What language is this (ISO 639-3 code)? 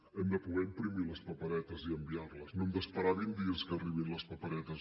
cat